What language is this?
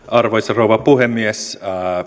Finnish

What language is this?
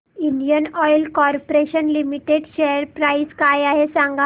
Marathi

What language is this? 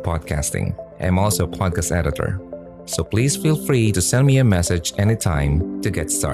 Filipino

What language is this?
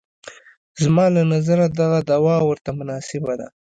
Pashto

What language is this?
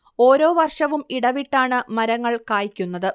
Malayalam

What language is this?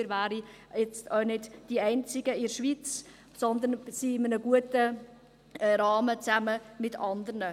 Swiss German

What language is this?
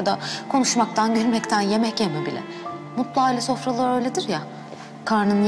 Turkish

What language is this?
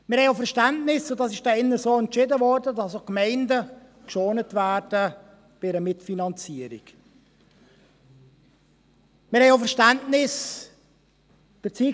Swiss German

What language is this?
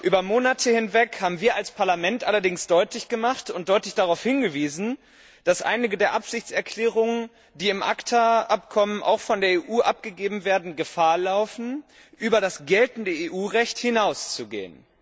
German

